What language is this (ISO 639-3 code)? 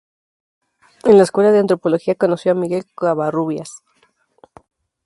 spa